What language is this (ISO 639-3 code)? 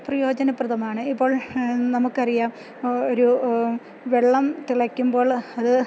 mal